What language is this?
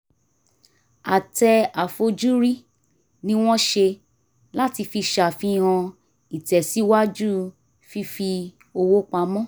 Yoruba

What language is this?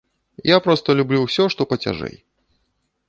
Belarusian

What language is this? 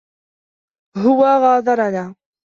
Arabic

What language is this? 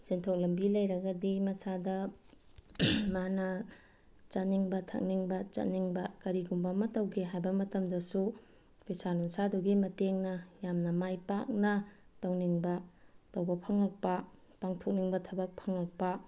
Manipuri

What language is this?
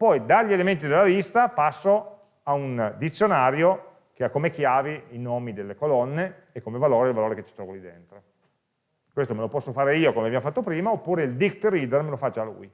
Italian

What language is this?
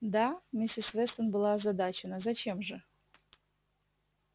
Russian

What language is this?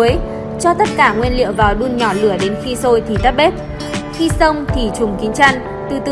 Vietnamese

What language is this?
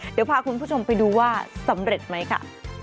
Thai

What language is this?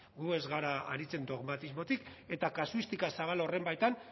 Basque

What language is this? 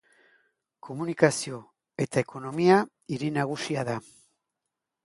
Basque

